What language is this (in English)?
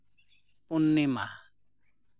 Santali